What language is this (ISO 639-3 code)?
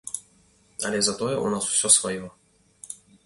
bel